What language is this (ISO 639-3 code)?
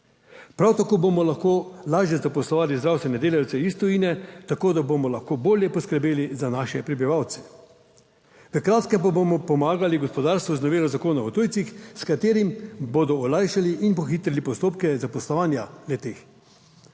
slv